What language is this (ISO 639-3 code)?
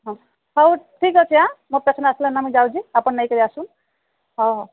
ori